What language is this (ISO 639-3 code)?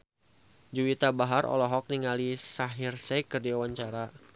sun